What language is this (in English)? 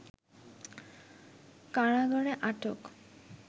Bangla